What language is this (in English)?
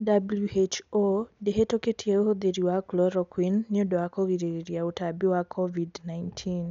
Kikuyu